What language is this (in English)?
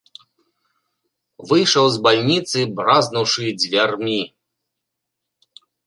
Belarusian